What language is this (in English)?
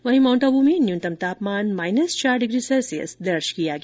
Hindi